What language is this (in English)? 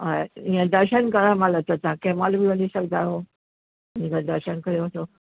Sindhi